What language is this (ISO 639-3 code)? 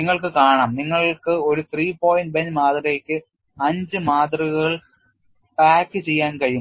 mal